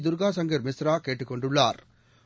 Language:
Tamil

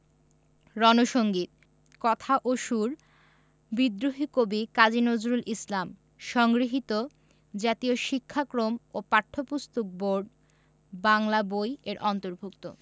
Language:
Bangla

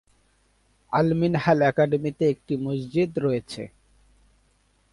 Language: Bangla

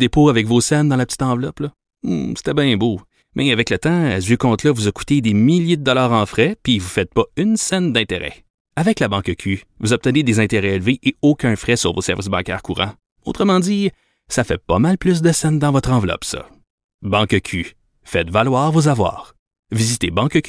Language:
French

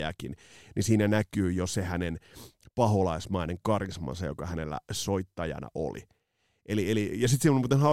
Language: Finnish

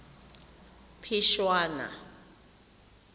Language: Tswana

